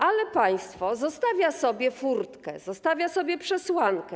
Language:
Polish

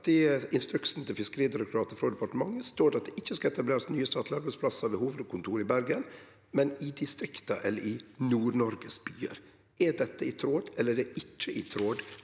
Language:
Norwegian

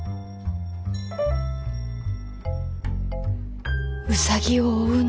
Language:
Japanese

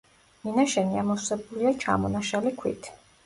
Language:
Georgian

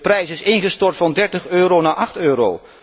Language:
Dutch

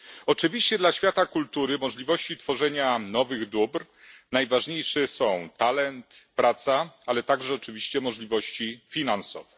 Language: Polish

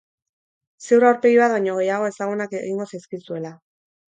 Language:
Basque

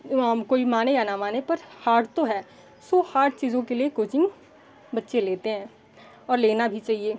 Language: Hindi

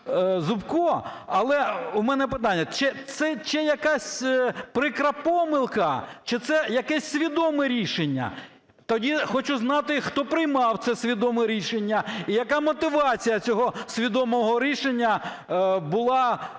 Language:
Ukrainian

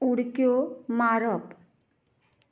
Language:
Konkani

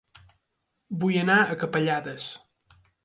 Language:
Catalan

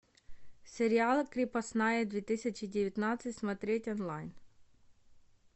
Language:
Russian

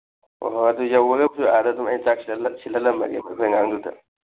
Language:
Manipuri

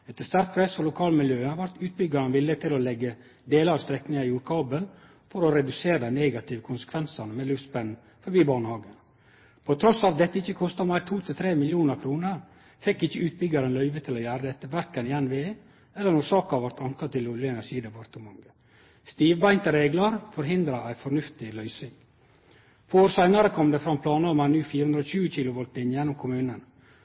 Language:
Norwegian Nynorsk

